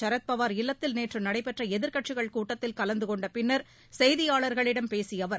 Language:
Tamil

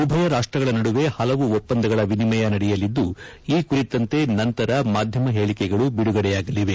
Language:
Kannada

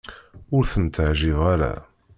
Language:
Kabyle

